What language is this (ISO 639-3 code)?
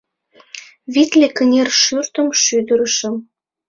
chm